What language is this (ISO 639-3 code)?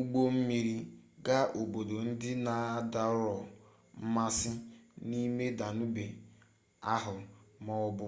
ibo